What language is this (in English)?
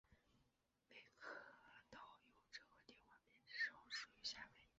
Chinese